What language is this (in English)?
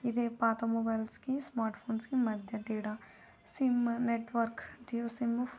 Telugu